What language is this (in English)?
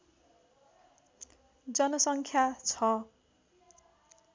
Nepali